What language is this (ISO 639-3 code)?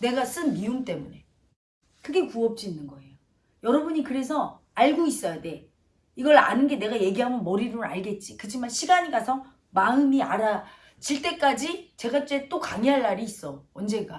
kor